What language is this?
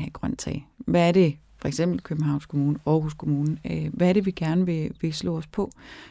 Danish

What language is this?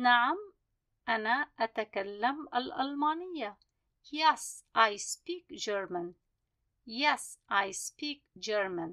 Arabic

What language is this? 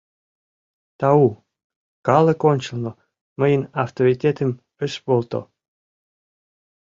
Mari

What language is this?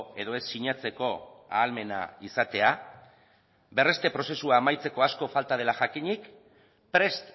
Basque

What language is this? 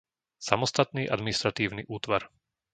Slovak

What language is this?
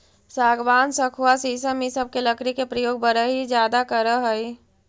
Magahi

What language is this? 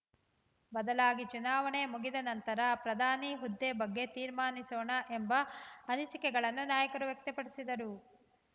Kannada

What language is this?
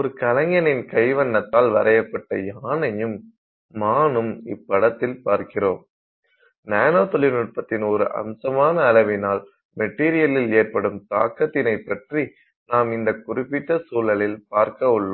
Tamil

